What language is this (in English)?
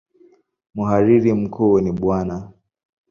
Swahili